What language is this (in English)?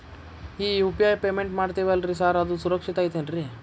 Kannada